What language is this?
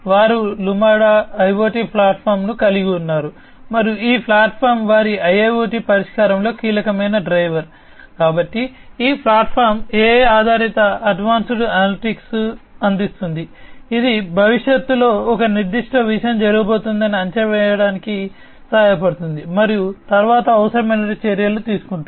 Telugu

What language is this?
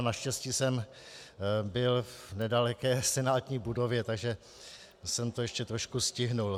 Czech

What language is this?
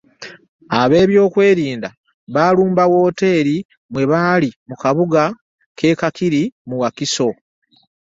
Ganda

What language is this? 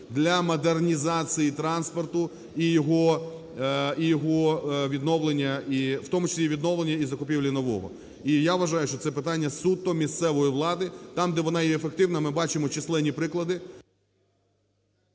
Ukrainian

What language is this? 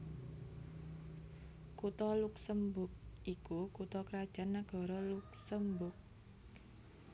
Javanese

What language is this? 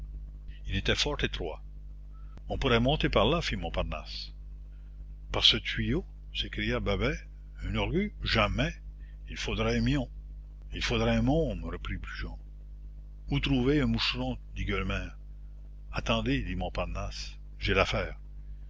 French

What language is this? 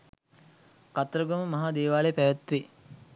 Sinhala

